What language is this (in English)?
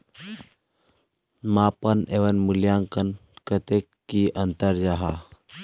Magahi